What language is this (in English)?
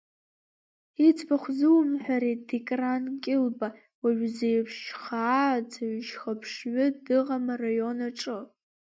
Abkhazian